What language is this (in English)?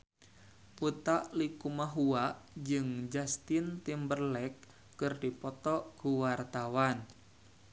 Sundanese